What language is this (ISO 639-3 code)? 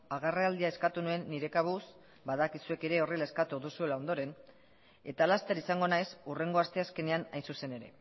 eus